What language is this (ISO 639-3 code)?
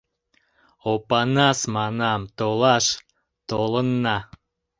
chm